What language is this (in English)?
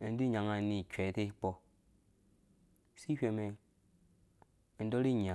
Dũya